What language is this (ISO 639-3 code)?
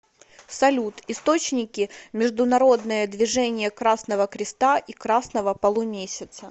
rus